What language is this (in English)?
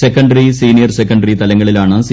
Malayalam